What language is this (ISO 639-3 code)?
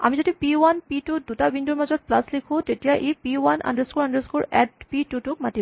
asm